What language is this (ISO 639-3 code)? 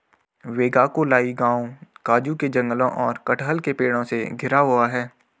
hin